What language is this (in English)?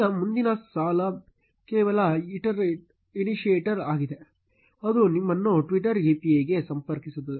Kannada